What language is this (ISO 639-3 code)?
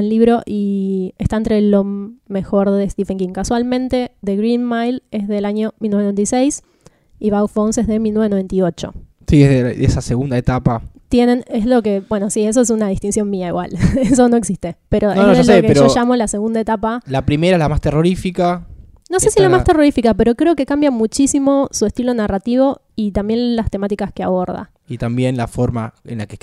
spa